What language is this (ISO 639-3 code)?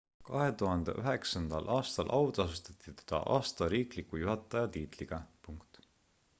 est